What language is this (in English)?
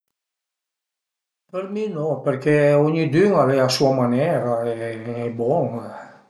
Piedmontese